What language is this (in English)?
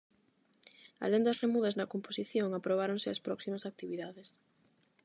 Galician